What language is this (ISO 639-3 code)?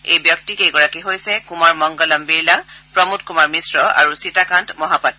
asm